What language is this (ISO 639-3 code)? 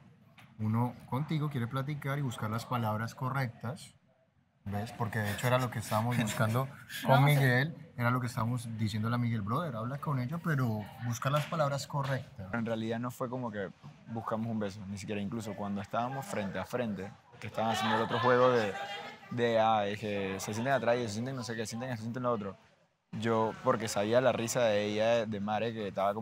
spa